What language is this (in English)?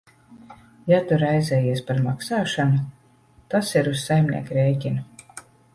Latvian